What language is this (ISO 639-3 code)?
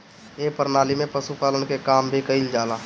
bho